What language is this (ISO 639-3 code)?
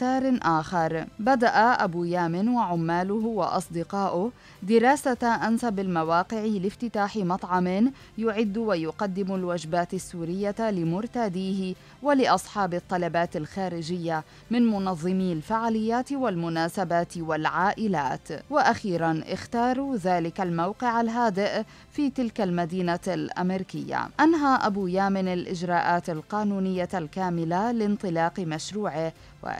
ara